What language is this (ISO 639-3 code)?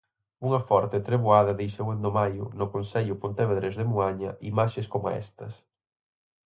glg